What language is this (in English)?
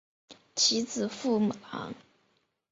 Chinese